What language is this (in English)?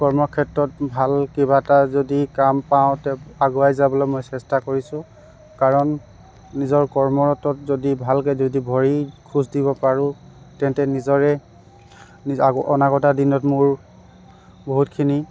Assamese